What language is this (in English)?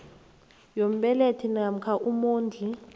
South Ndebele